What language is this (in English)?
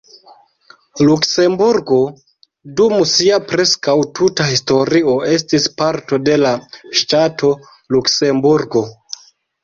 Esperanto